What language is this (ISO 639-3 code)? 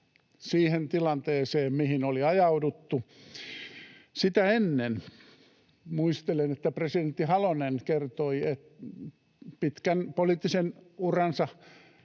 fin